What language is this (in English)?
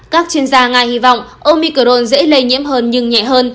Vietnamese